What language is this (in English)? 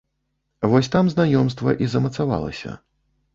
Belarusian